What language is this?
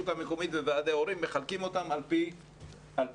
Hebrew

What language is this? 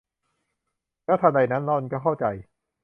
Thai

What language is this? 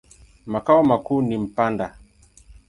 Swahili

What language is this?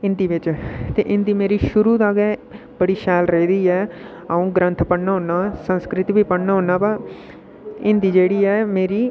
Dogri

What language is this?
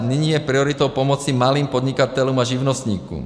Czech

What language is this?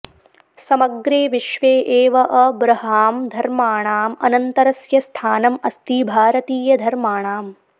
Sanskrit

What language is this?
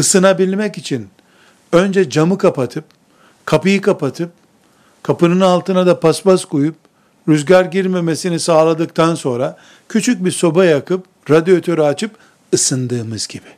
Turkish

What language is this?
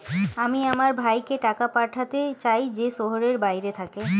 Bangla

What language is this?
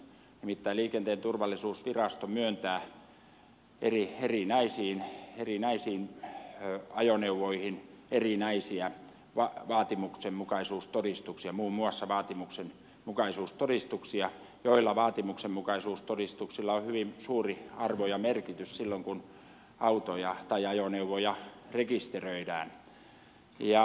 Finnish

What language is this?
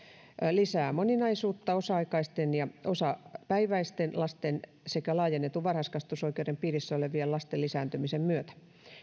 Finnish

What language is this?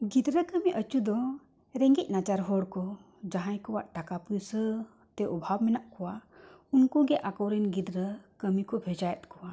Santali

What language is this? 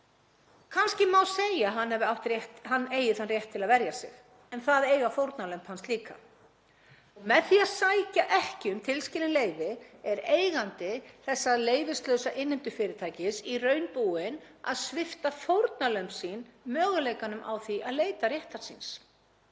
Icelandic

